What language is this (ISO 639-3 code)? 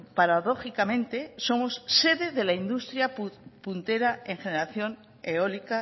spa